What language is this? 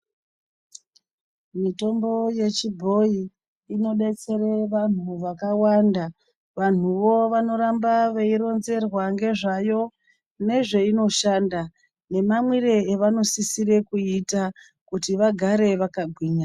Ndau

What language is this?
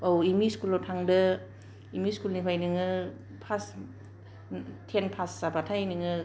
Bodo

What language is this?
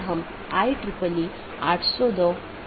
Hindi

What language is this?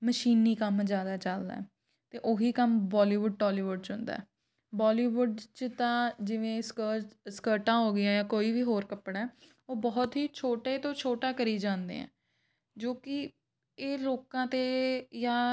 Punjabi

